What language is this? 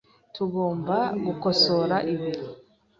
Kinyarwanda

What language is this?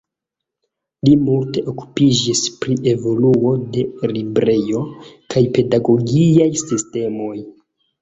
Esperanto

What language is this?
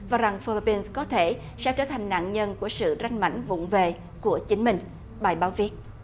Vietnamese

